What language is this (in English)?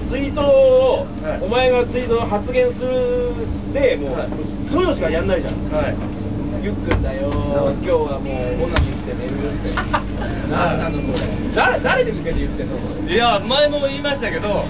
Japanese